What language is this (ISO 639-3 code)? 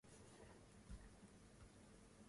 swa